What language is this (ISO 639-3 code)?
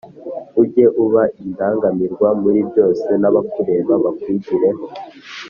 kin